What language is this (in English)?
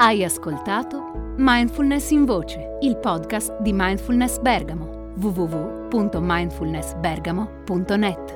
Italian